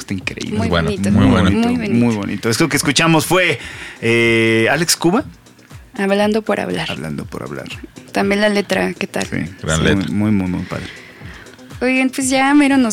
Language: Spanish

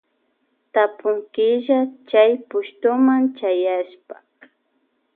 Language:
Loja Highland Quichua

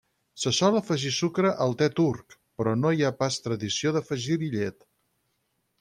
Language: Catalan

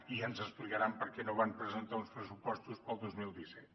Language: Catalan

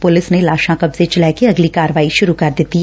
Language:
Punjabi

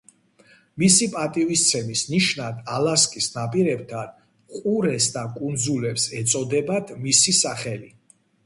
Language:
Georgian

